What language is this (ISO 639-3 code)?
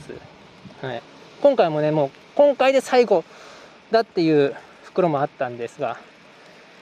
jpn